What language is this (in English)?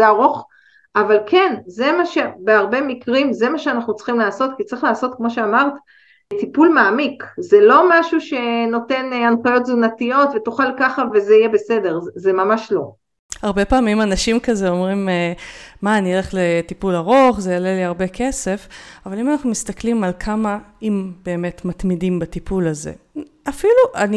Hebrew